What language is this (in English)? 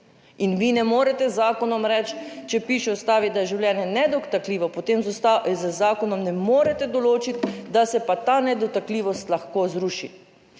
Slovenian